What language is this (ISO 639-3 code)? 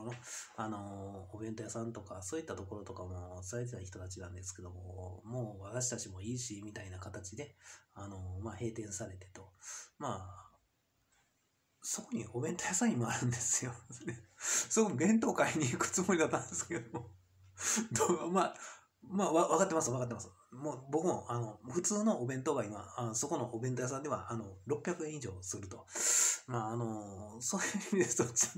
jpn